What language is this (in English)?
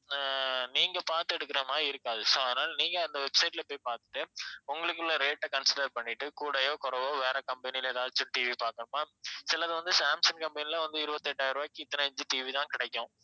Tamil